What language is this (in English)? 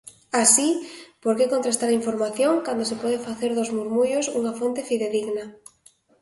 Galician